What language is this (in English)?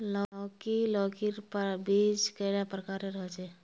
Magahi